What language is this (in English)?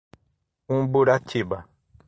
Portuguese